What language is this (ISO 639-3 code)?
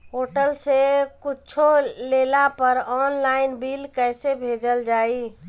bho